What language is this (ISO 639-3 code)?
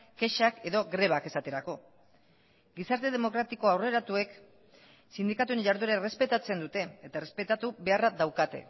eus